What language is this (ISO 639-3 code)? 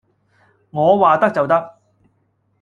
yue